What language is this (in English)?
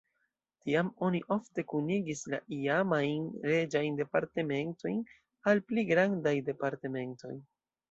Esperanto